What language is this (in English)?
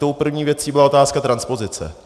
Czech